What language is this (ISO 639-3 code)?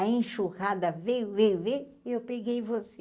por